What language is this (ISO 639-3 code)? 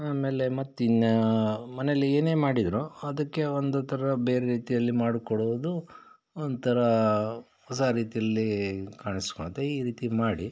kan